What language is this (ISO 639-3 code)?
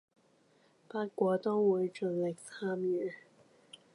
yue